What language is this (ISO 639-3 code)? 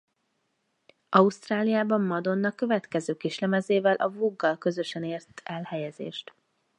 hun